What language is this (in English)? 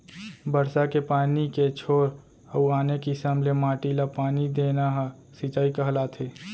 Chhattisgarhi